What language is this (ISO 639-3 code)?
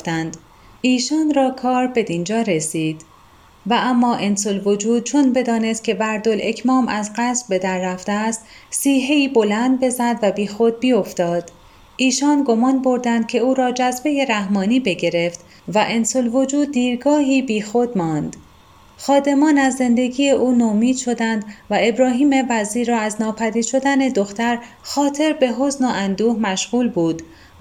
fas